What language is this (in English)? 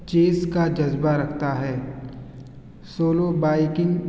Urdu